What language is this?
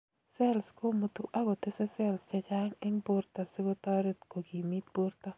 Kalenjin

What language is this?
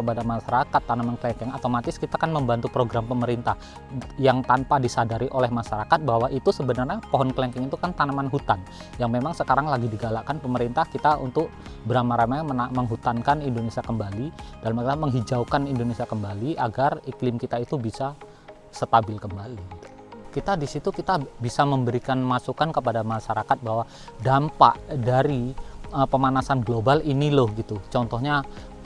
Indonesian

